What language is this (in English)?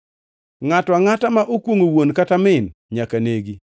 Luo (Kenya and Tanzania)